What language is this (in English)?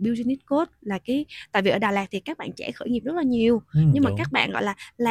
Vietnamese